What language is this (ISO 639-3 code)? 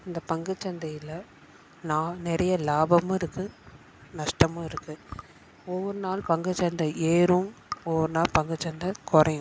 tam